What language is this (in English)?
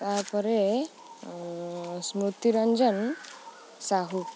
Odia